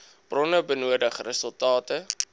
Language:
Afrikaans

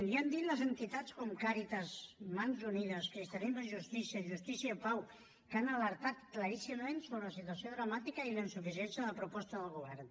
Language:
Catalan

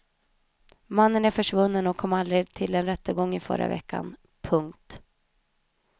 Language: Swedish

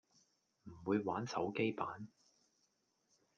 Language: Cantonese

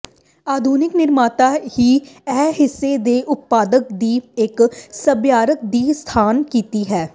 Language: Punjabi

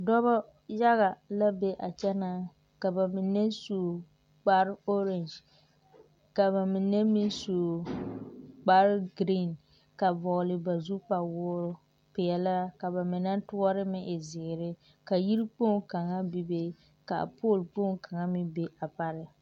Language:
Southern Dagaare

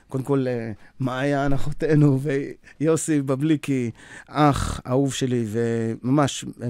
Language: Hebrew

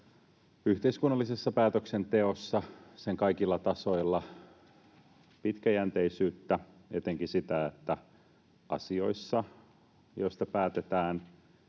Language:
Finnish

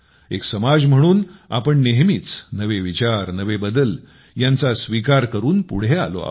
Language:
Marathi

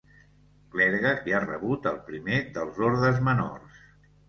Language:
Catalan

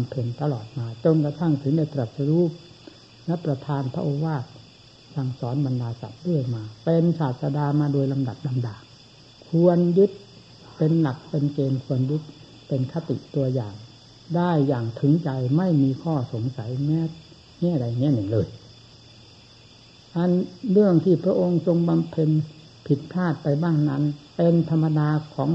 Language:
Thai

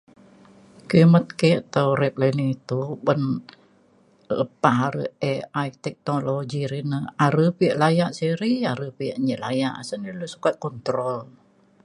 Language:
Mainstream Kenyah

